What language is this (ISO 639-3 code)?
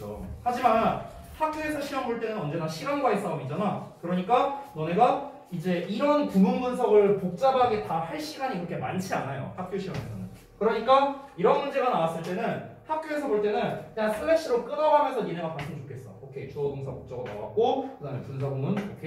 kor